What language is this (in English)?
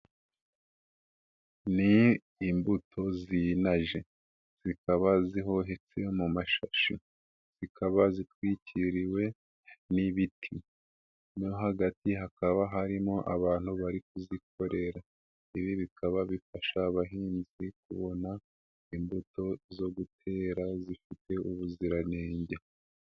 Kinyarwanda